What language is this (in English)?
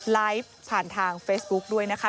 Thai